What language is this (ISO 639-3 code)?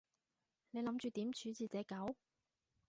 yue